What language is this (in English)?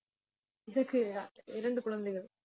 Tamil